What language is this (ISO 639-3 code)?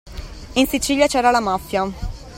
ita